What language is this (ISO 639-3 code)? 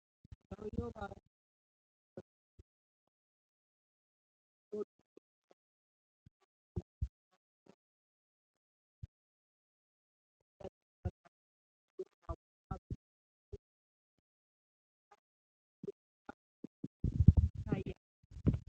amh